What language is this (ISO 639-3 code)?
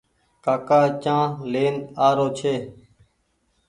gig